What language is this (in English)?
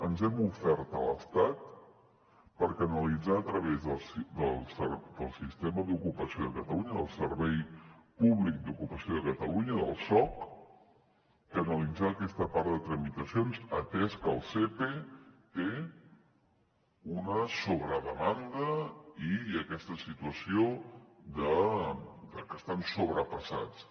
Catalan